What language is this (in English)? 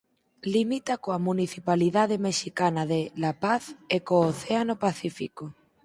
Galician